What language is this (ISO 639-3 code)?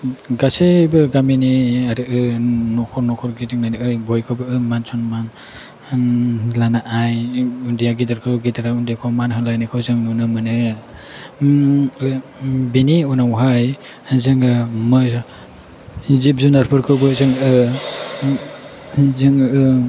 brx